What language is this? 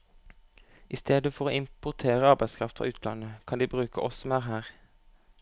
Norwegian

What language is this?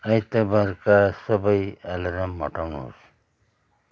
Nepali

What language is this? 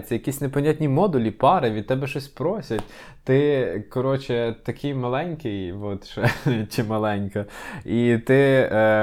Ukrainian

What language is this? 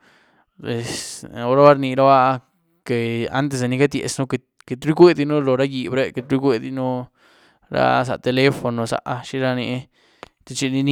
Güilá Zapotec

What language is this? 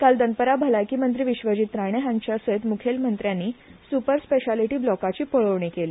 Konkani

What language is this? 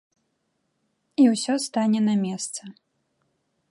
Belarusian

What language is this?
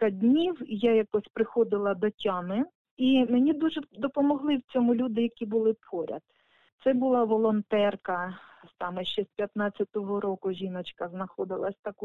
Ukrainian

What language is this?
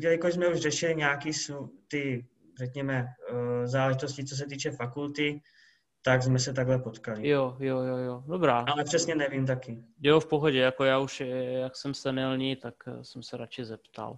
Czech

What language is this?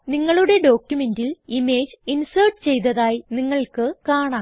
Malayalam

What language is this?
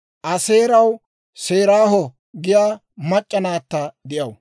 Dawro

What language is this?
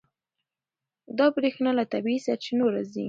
Pashto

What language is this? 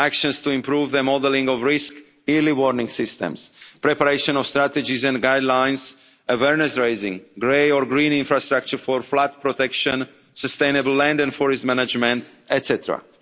English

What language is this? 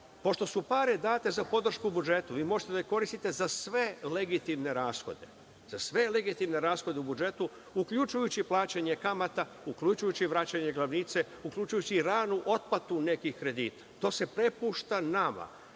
Serbian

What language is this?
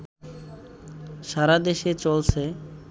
Bangla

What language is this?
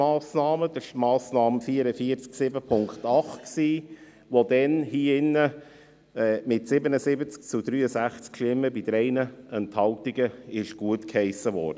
Swiss German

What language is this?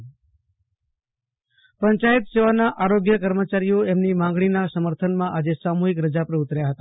Gujarati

